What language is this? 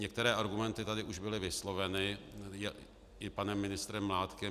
Czech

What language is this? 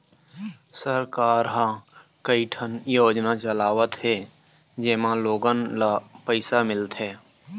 Chhattisgarhi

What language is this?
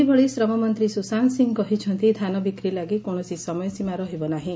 Odia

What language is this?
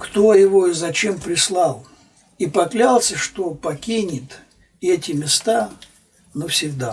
Russian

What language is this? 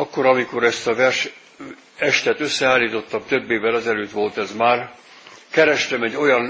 Hungarian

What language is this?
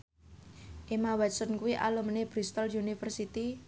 Javanese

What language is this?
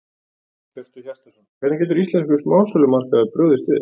Icelandic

